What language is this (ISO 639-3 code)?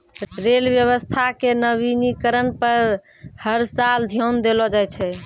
mai